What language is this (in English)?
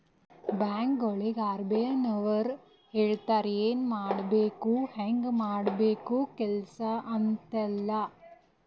Kannada